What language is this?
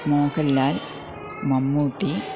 Malayalam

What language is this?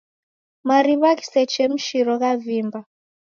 Taita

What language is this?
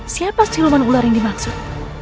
Indonesian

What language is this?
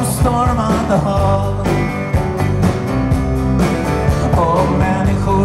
Swedish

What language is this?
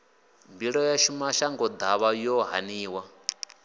Venda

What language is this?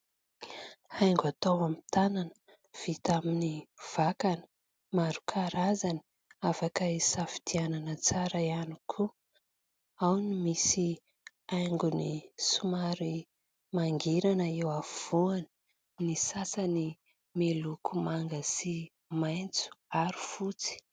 Malagasy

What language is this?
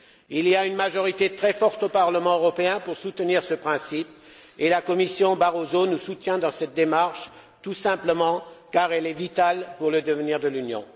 French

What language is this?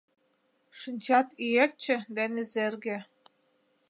Mari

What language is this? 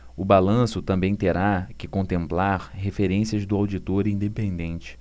Portuguese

